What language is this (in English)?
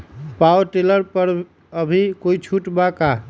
Magahi